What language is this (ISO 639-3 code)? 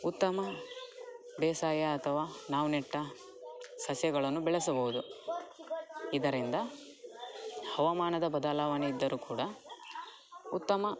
kan